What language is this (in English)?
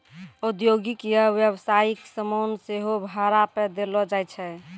Maithili